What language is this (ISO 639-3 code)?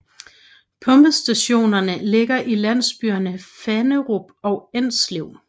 dan